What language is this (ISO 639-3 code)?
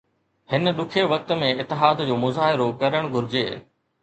snd